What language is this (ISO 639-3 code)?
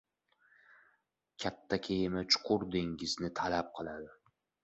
uzb